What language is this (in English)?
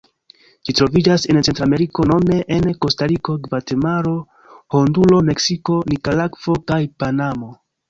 Esperanto